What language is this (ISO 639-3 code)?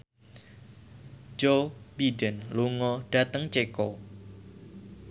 jav